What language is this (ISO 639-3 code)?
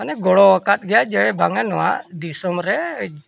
sat